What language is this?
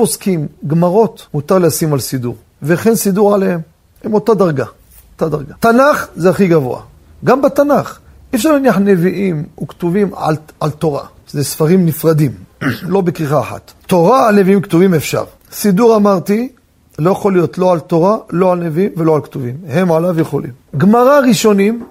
Hebrew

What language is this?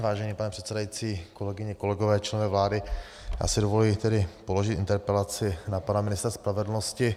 Czech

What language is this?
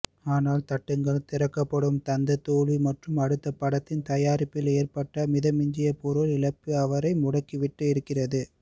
Tamil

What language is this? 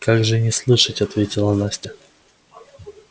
Russian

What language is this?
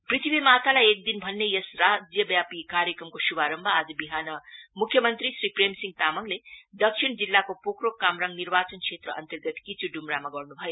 Nepali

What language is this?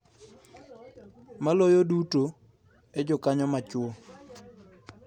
Luo (Kenya and Tanzania)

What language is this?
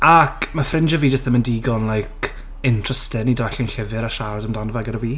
Welsh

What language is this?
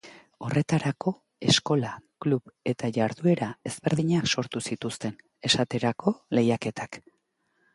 Basque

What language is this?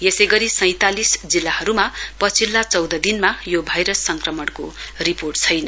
Nepali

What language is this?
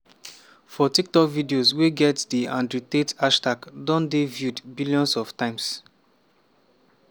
Nigerian Pidgin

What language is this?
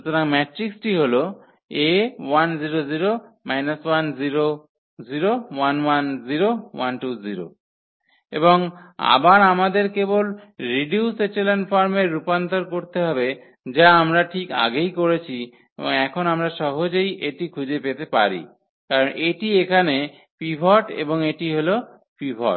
Bangla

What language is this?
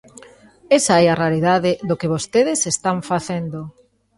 Galician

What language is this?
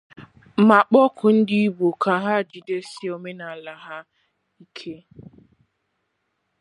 Igbo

